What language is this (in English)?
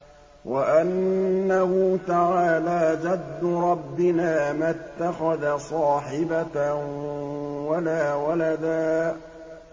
Arabic